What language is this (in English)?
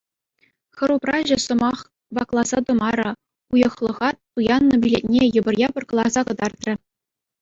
Chuvash